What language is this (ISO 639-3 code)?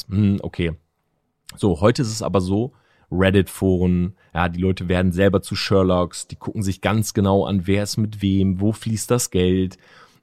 deu